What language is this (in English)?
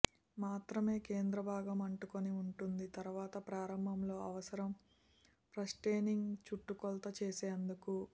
Telugu